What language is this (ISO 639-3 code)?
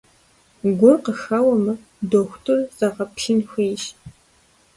kbd